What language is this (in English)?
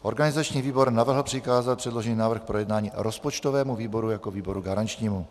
Czech